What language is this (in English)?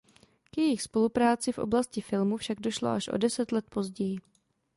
Czech